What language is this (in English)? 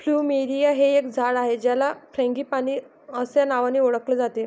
Marathi